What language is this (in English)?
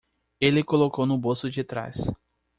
Portuguese